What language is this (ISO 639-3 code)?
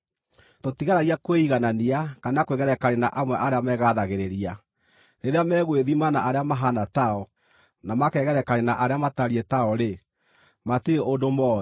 kik